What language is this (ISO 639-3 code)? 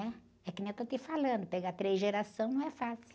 por